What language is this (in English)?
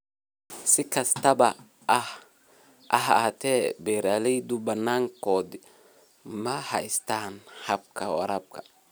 Somali